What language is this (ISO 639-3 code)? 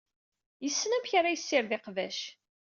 kab